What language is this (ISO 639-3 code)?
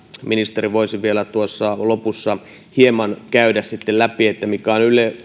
fin